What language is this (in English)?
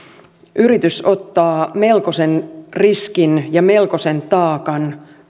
Finnish